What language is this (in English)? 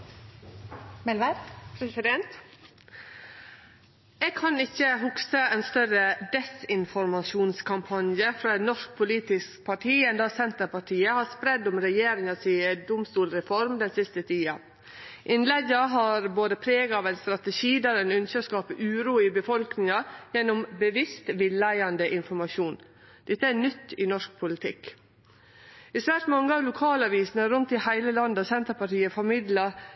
Norwegian Nynorsk